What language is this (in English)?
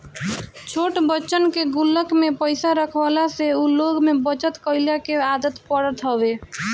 Bhojpuri